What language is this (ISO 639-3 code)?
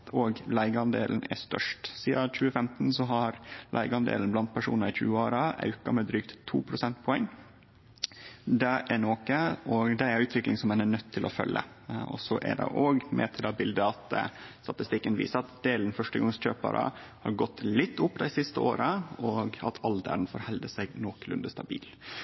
nno